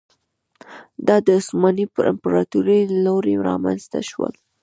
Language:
Pashto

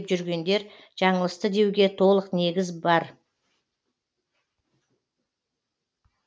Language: Kazakh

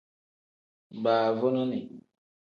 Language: Tem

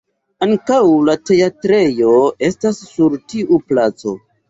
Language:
Esperanto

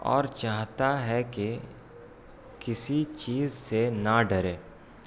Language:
Urdu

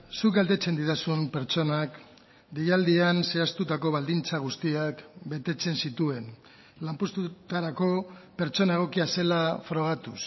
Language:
Basque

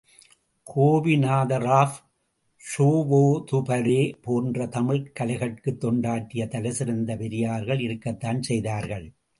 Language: Tamil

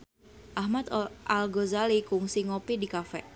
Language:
Sundanese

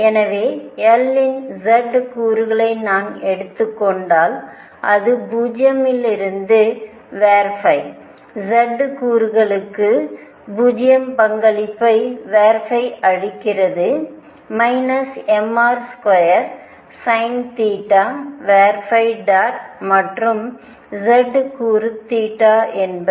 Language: Tamil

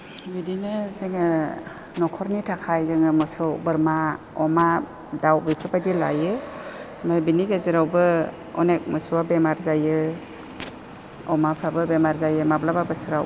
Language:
Bodo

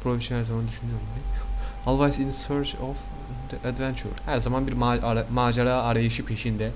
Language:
Turkish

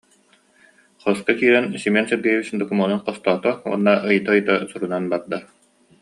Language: Yakut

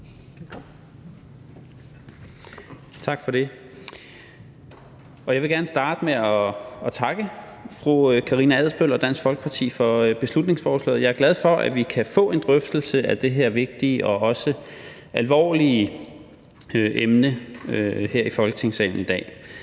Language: Danish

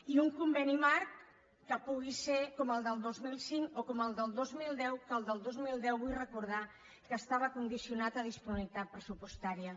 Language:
Catalan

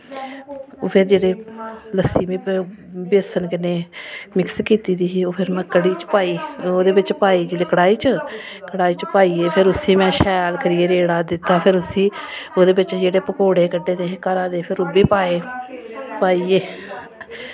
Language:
Dogri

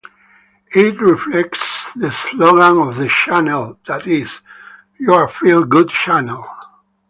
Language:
English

